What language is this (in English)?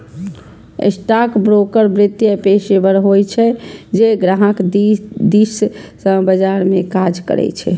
Maithili